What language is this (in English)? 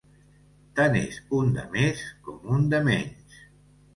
Catalan